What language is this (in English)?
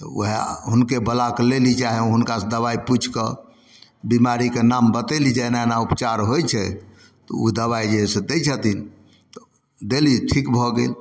Maithili